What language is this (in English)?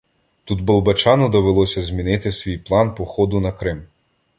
Ukrainian